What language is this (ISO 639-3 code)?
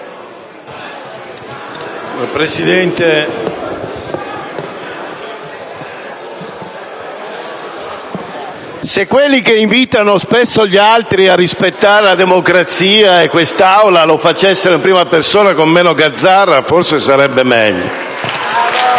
ita